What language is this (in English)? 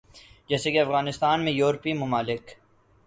Urdu